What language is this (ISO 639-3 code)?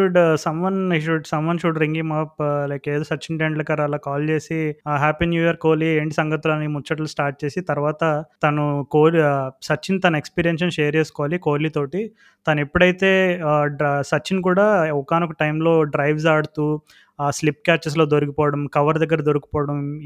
tel